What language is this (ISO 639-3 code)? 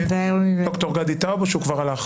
heb